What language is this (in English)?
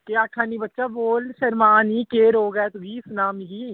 Dogri